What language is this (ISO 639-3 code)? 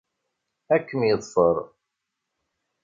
kab